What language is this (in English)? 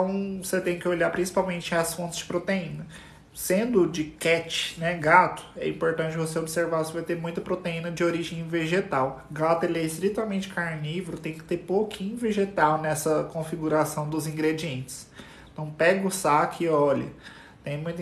Portuguese